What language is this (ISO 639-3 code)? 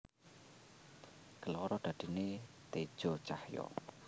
jav